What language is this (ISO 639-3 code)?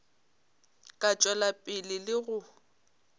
nso